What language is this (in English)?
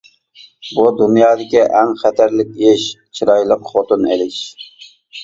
Uyghur